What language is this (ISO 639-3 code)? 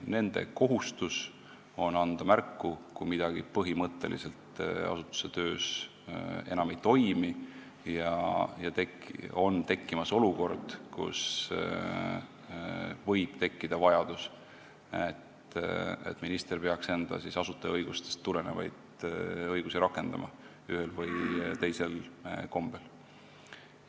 est